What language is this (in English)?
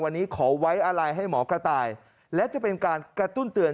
Thai